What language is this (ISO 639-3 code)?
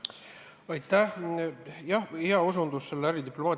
est